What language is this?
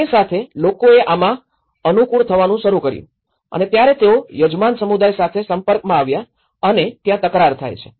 Gujarati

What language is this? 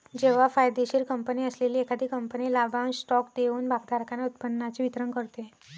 Marathi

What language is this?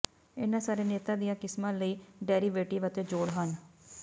Punjabi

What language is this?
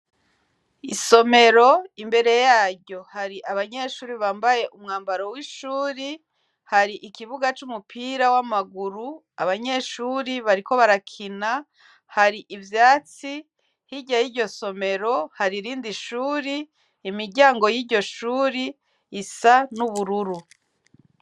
Rundi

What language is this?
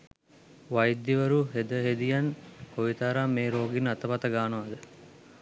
Sinhala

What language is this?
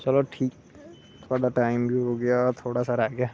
Dogri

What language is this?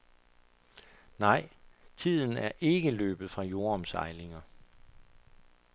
Danish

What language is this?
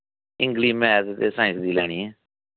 Dogri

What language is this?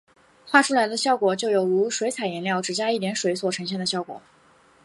Chinese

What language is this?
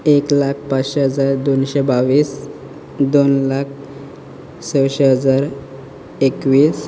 Konkani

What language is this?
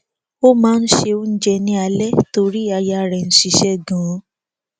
Yoruba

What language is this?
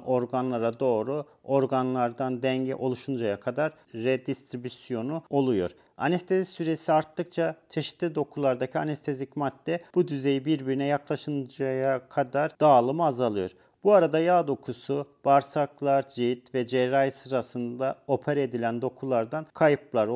Turkish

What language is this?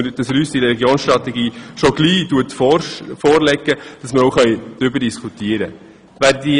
Swiss German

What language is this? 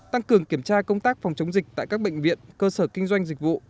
Vietnamese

